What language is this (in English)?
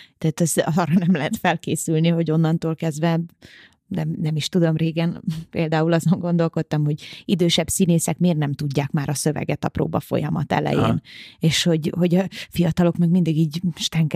Hungarian